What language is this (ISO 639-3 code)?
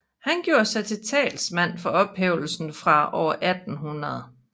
dan